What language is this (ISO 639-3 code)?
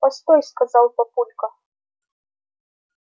rus